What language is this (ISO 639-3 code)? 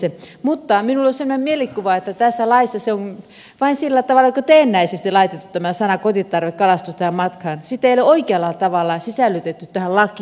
fin